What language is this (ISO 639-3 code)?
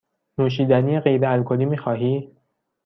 fas